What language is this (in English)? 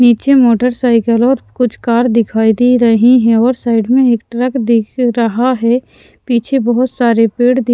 Hindi